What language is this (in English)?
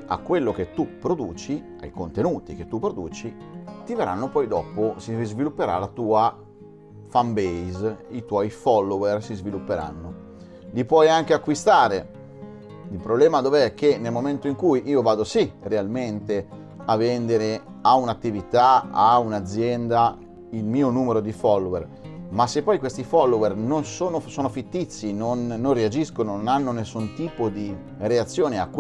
Italian